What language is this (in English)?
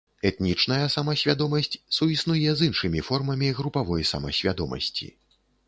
Belarusian